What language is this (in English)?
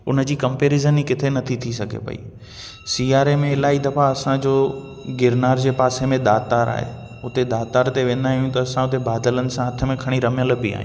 Sindhi